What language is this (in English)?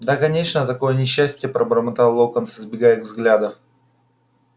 Russian